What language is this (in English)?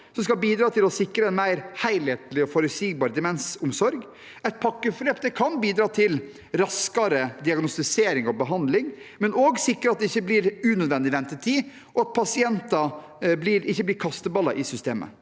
Norwegian